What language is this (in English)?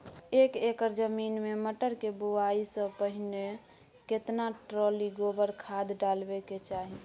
Maithili